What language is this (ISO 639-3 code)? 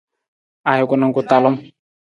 nmz